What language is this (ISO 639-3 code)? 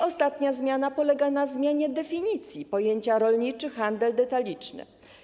pol